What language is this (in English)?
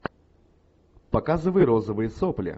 Russian